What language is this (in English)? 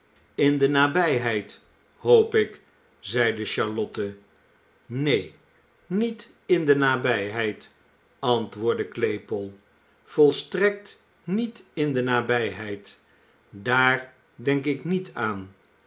Dutch